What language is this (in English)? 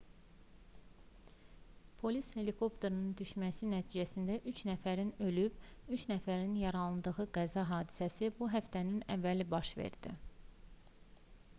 Azerbaijani